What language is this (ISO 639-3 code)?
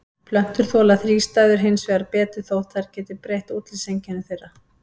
isl